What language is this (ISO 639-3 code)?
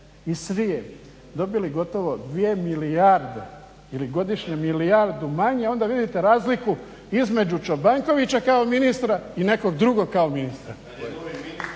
hrv